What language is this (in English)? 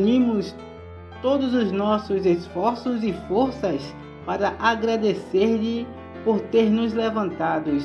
Portuguese